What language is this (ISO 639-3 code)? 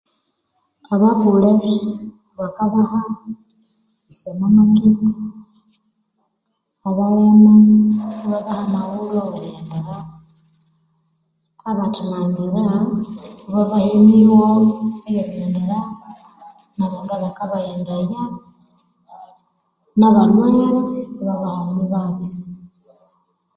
koo